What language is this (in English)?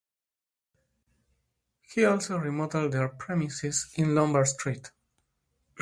English